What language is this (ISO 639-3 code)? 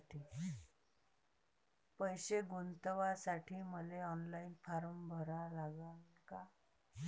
mar